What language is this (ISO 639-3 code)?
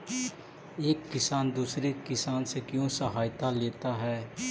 mag